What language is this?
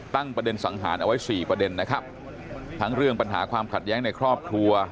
Thai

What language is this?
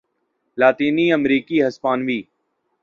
Urdu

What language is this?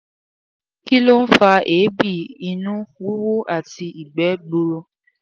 Yoruba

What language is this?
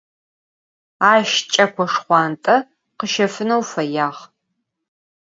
Adyghe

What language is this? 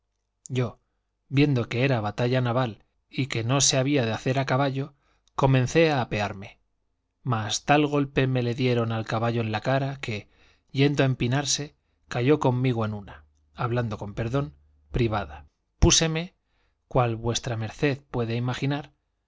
Spanish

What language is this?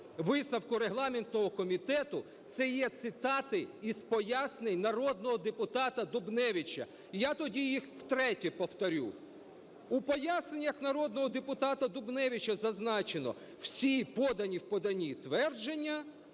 Ukrainian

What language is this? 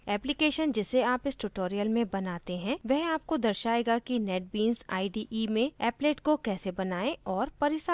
Hindi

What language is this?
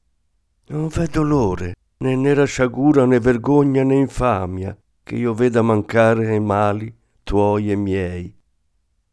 Italian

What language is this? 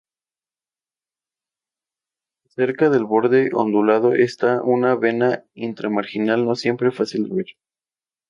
Spanish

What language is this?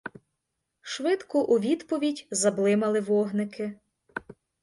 Ukrainian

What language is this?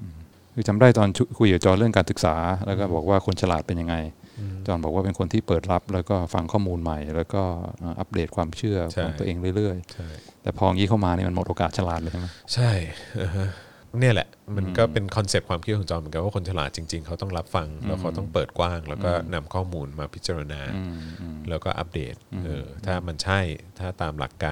Thai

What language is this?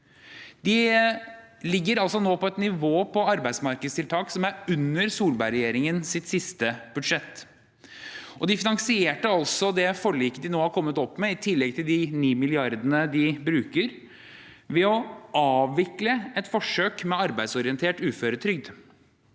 Norwegian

